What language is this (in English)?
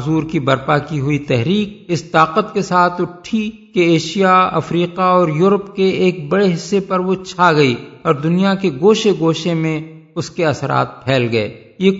Urdu